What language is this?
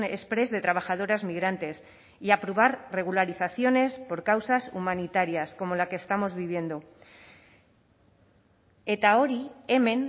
Spanish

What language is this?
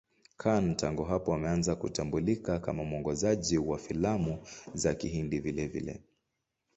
Swahili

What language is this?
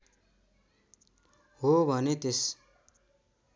Nepali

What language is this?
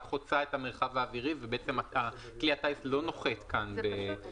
Hebrew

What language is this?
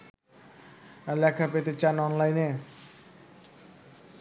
Bangla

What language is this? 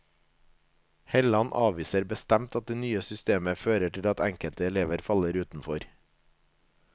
Norwegian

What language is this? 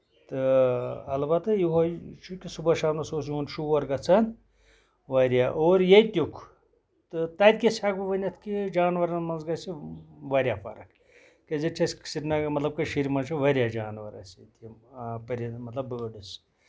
Kashmiri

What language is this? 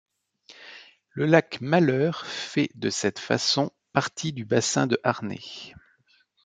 French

